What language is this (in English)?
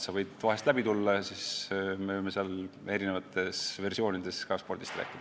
Estonian